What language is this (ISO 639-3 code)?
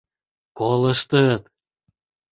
chm